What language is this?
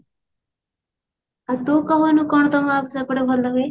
Odia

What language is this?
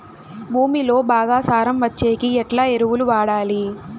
Telugu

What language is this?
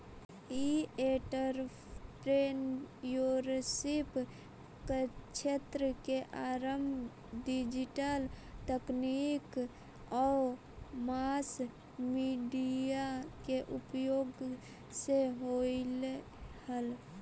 Magahi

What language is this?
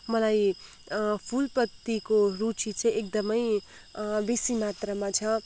Nepali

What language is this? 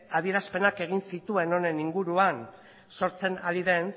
Basque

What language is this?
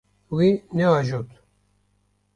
Kurdish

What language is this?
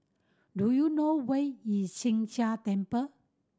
English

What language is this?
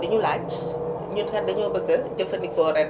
Wolof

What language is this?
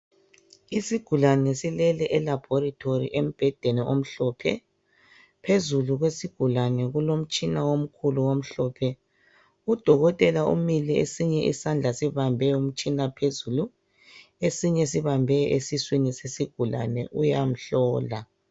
North Ndebele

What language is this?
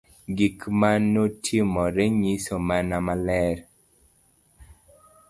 Luo (Kenya and Tanzania)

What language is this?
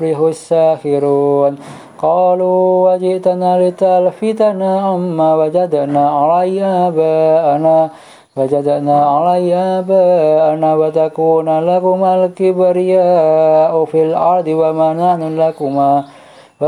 Arabic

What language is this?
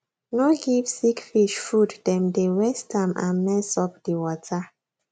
Nigerian Pidgin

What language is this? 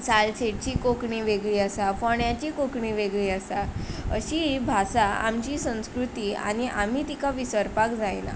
Konkani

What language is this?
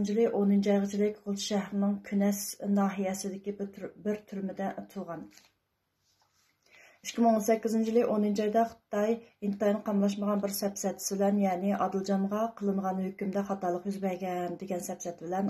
Turkish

